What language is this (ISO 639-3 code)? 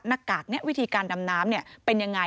tha